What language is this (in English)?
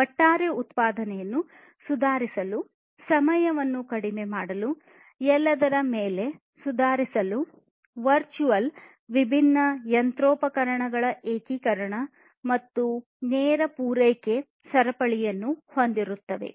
Kannada